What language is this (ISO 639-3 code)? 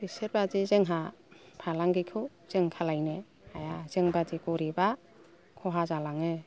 brx